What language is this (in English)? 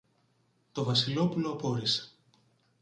Greek